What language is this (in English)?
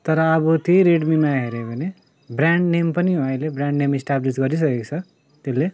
Nepali